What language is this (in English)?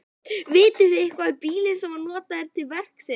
Icelandic